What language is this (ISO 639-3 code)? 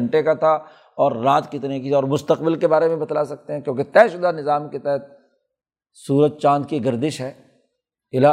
urd